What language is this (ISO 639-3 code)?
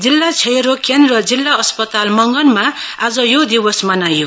nep